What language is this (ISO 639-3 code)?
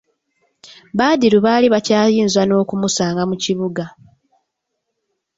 lug